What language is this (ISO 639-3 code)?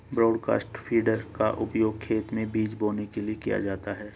hin